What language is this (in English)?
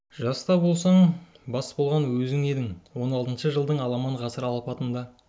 Kazakh